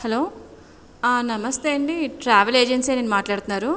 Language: Telugu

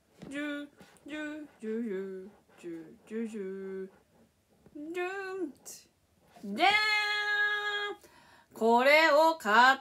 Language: Japanese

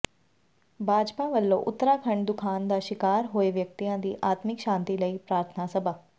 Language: Punjabi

